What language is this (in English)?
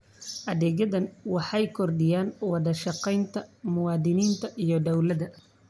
Somali